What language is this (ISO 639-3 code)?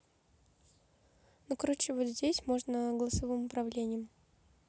rus